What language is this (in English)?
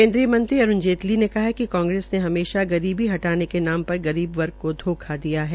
Hindi